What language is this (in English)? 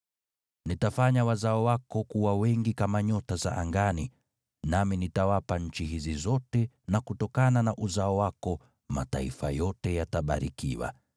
Swahili